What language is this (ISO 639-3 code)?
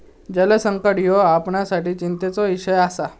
mar